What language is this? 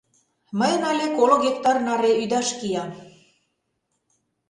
Mari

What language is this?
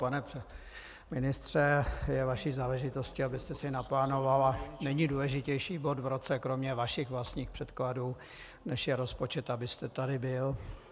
Czech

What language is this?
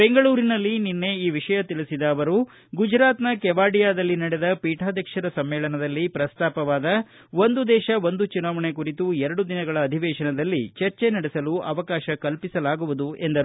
Kannada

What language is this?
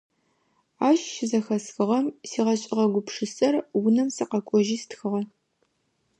Adyghe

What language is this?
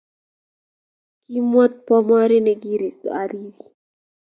Kalenjin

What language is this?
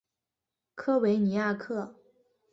Chinese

